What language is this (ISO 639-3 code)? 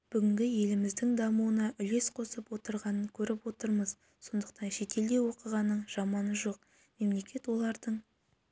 kaz